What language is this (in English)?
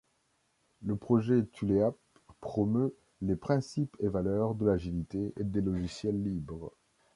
French